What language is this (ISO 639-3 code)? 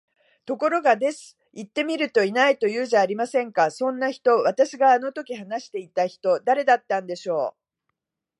jpn